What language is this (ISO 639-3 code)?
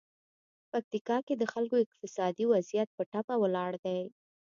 pus